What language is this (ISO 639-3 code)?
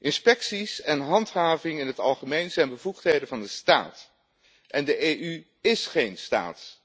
nld